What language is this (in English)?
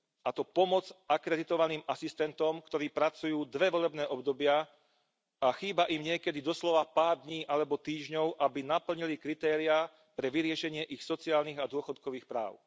Slovak